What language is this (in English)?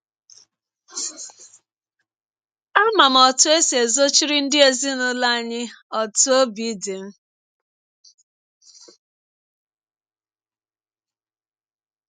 Igbo